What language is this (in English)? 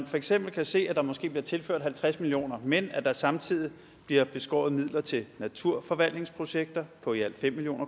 Danish